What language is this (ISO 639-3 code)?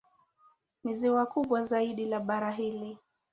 swa